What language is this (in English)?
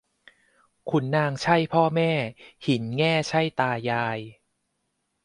Thai